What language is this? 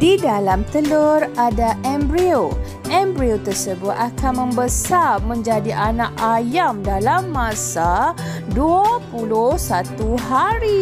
Malay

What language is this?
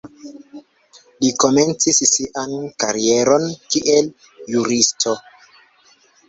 Esperanto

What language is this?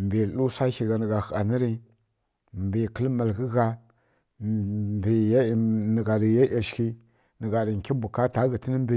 Kirya-Konzəl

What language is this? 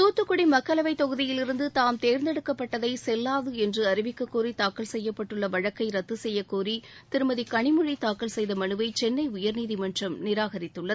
Tamil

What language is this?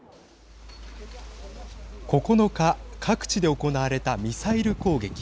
Japanese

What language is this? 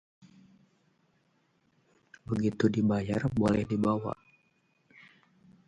Indonesian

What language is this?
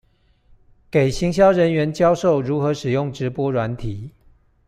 Chinese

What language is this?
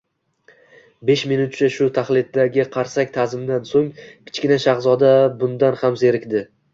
Uzbek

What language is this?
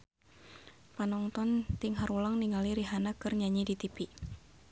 Sundanese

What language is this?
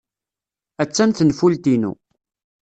Kabyle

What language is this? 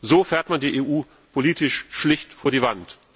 German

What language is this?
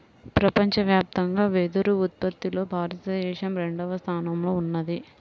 Telugu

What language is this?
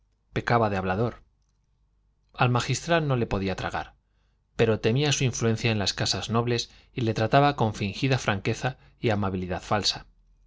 Spanish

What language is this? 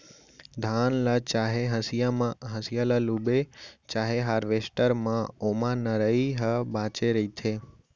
Chhattisgarhi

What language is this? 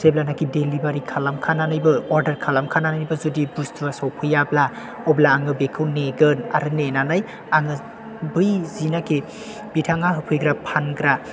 Bodo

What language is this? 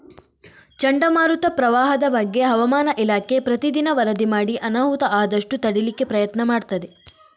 Kannada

